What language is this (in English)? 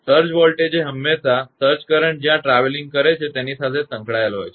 Gujarati